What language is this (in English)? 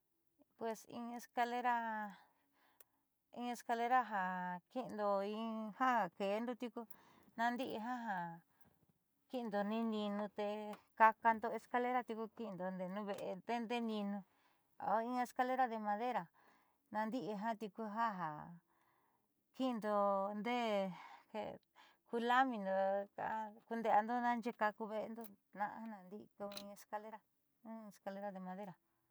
Southeastern Nochixtlán Mixtec